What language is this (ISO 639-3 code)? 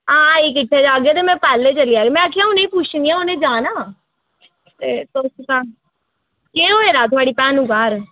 doi